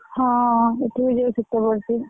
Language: Odia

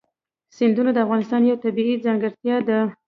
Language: Pashto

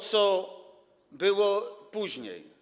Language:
Polish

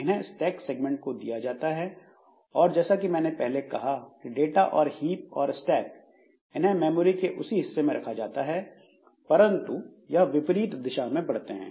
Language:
Hindi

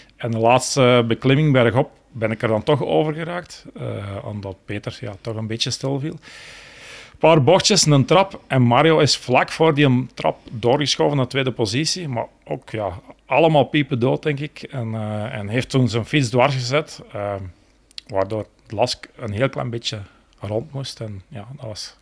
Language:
Dutch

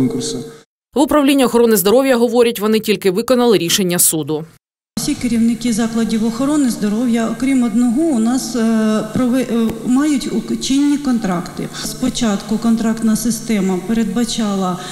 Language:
Ukrainian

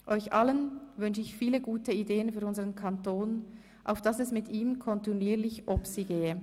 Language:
Swiss German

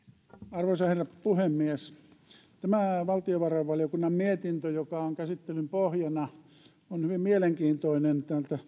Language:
Finnish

